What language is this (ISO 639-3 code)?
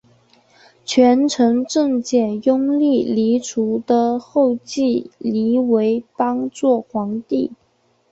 zho